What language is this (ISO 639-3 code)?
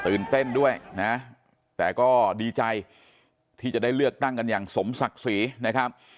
tha